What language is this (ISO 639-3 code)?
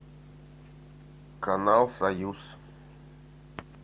rus